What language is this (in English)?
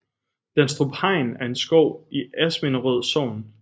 Danish